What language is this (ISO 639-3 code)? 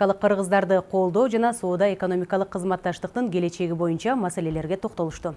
rus